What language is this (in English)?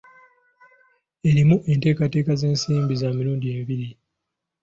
Ganda